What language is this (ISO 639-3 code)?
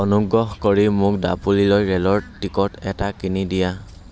asm